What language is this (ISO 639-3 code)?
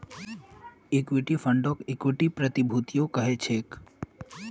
mag